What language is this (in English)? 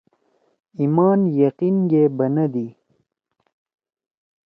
Torwali